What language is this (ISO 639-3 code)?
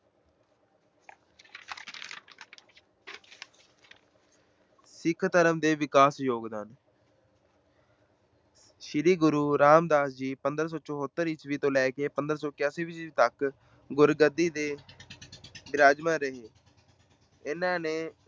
pan